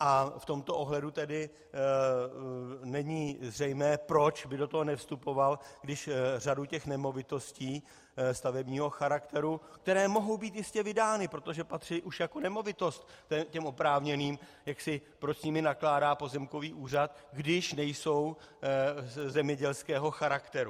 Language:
Czech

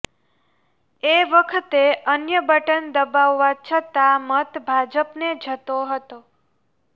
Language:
Gujarati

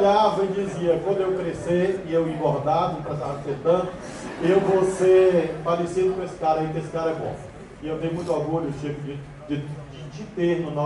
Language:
Portuguese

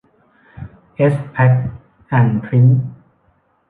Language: Thai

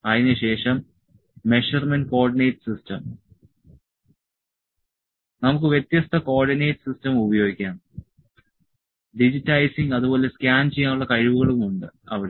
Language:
Malayalam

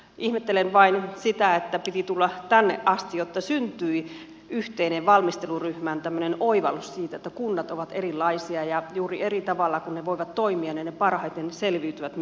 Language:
Finnish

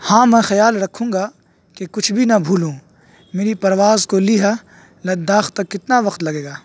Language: Urdu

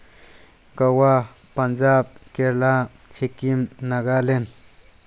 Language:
Manipuri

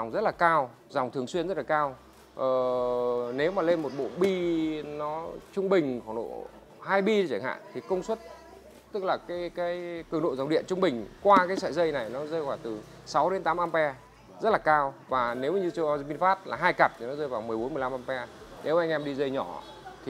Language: Vietnamese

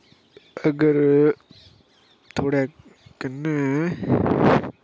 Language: Dogri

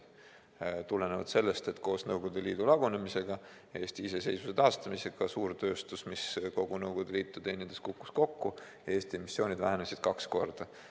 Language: Estonian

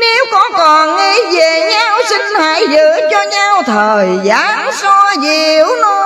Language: Vietnamese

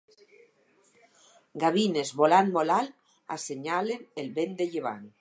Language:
Catalan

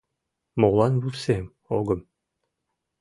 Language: Mari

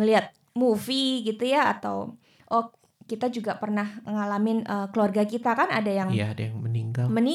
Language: Indonesian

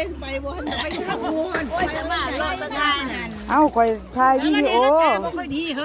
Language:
Thai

